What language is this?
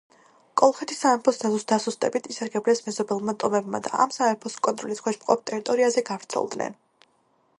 Georgian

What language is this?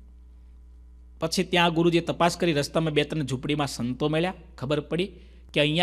Hindi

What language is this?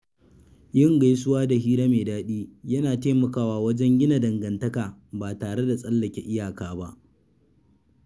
Hausa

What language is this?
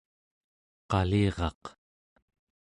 Central Yupik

